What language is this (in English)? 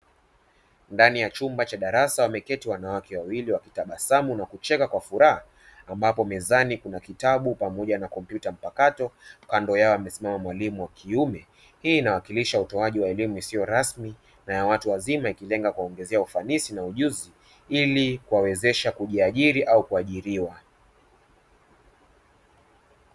Swahili